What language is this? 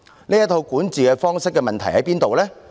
Cantonese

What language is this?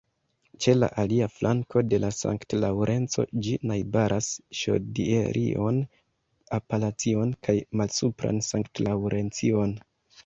Esperanto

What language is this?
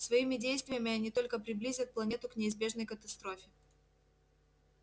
Russian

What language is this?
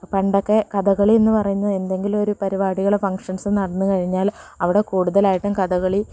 Malayalam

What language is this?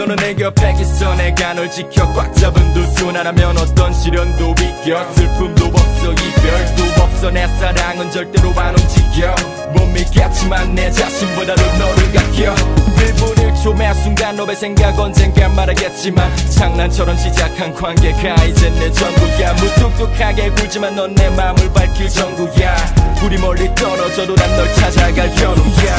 Korean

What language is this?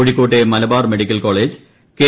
Malayalam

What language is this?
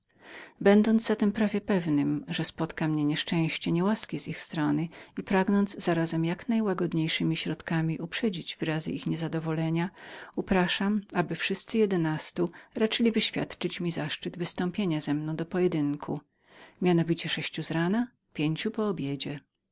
Polish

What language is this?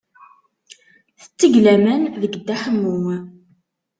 Kabyle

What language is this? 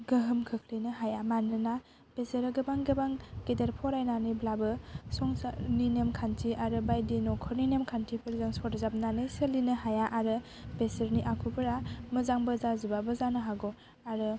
Bodo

